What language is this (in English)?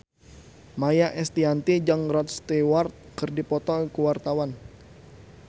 Sundanese